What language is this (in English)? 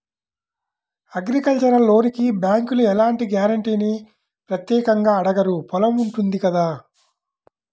Telugu